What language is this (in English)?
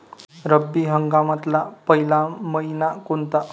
Marathi